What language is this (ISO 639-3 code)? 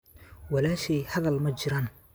som